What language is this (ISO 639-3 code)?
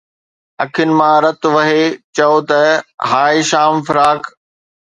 snd